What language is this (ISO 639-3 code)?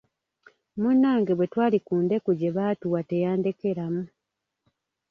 lug